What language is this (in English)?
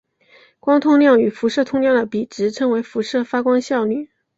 Chinese